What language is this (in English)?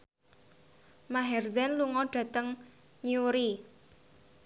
Javanese